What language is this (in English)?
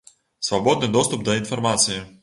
Belarusian